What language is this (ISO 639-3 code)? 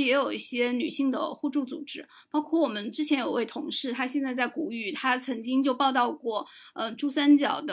zho